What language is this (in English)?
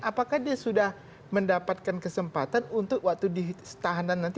Indonesian